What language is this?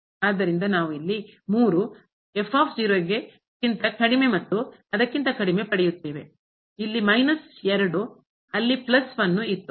Kannada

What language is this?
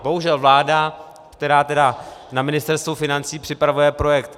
Czech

